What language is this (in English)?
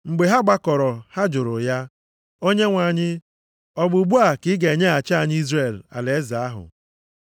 Igbo